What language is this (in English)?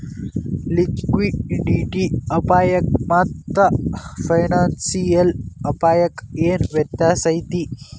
Kannada